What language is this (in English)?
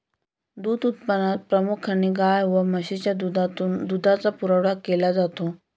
Marathi